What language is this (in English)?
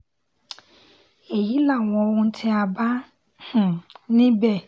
Yoruba